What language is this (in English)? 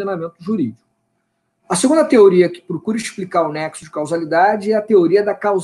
Portuguese